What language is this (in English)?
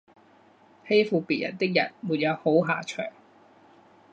Chinese